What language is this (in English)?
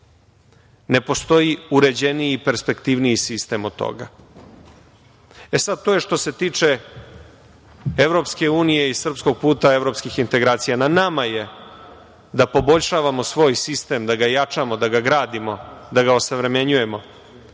Serbian